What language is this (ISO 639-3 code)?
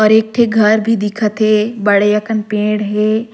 sgj